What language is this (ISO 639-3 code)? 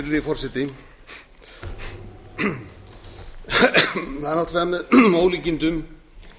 isl